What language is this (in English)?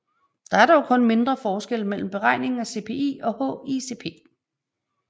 Danish